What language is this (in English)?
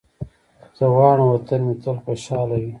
Pashto